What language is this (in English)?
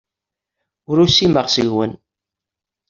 Kabyle